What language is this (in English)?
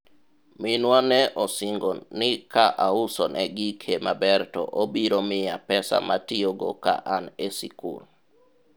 Luo (Kenya and Tanzania)